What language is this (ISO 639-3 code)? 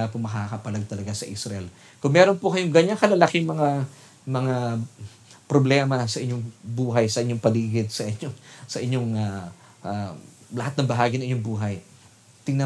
fil